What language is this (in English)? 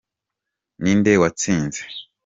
Kinyarwanda